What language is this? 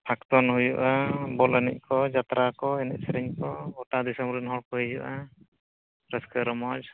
Santali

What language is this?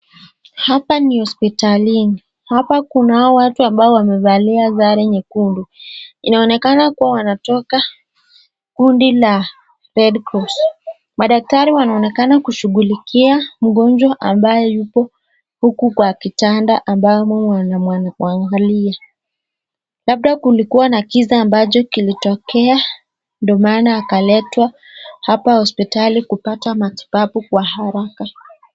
Swahili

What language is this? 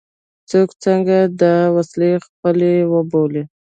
Pashto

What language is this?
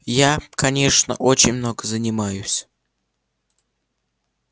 Russian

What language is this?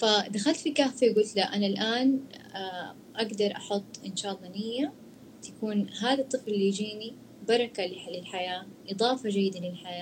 Arabic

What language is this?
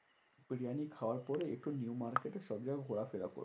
Bangla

